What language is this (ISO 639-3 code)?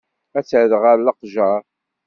kab